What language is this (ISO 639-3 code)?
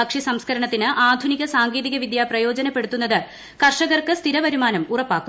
mal